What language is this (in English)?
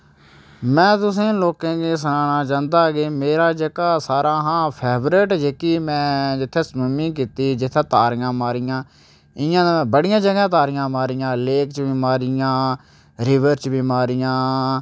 Dogri